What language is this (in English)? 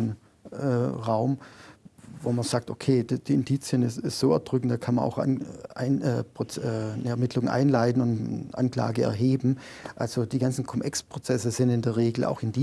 German